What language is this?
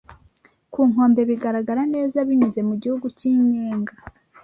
Kinyarwanda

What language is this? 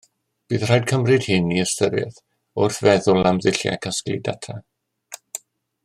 Welsh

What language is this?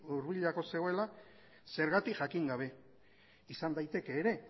Basque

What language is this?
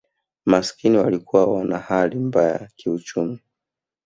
Swahili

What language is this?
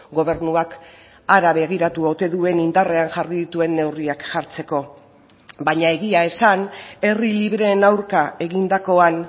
Basque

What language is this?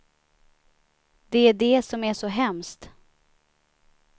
Swedish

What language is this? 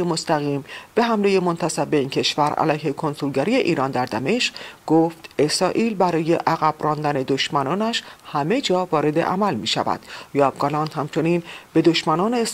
Persian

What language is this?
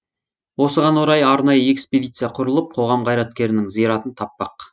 Kazakh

